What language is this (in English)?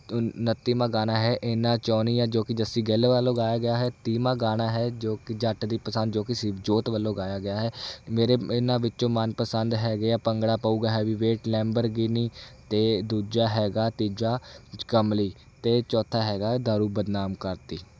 Punjabi